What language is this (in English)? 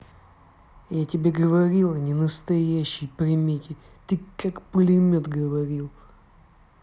Russian